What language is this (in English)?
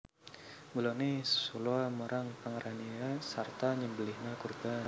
Javanese